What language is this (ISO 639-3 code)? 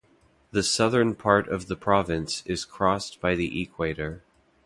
eng